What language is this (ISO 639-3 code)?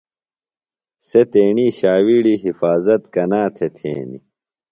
phl